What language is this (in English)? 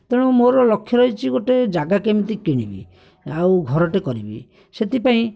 Odia